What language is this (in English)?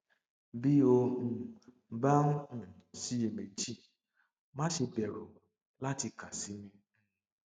Yoruba